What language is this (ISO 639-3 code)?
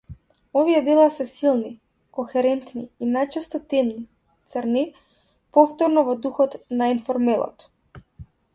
mkd